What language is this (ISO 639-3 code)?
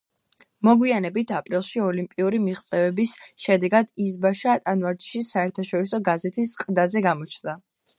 kat